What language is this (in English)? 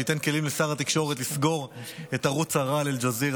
Hebrew